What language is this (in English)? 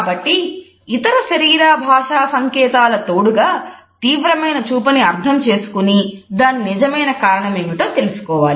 Telugu